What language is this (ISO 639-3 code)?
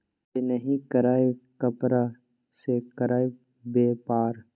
mai